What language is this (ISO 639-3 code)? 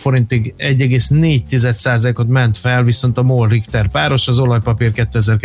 hun